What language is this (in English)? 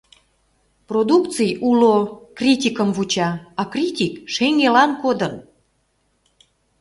Mari